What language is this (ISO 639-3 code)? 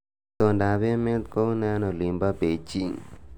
kln